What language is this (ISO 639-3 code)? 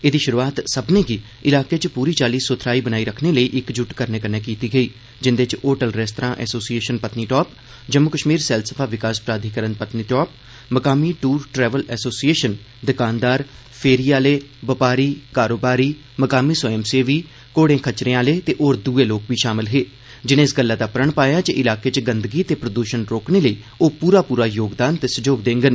doi